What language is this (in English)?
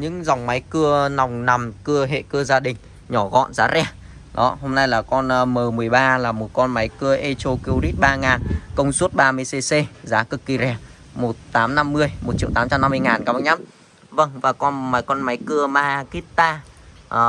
Vietnamese